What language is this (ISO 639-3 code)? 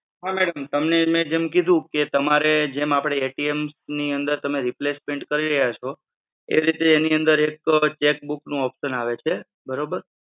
guj